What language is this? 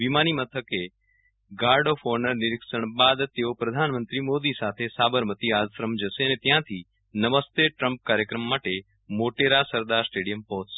Gujarati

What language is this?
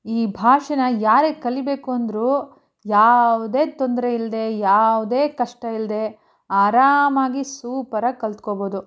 Kannada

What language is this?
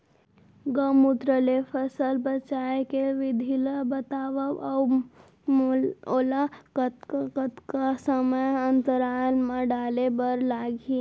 Chhattisgarhi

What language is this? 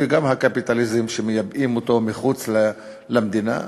Hebrew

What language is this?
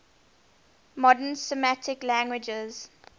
English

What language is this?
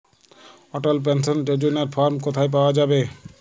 Bangla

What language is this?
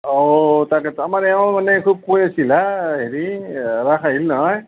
Assamese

